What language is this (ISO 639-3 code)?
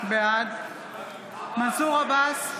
heb